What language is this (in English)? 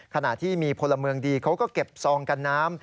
Thai